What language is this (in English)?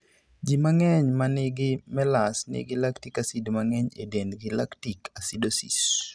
Luo (Kenya and Tanzania)